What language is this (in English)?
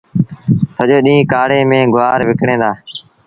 Sindhi Bhil